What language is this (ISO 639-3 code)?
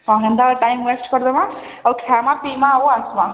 ori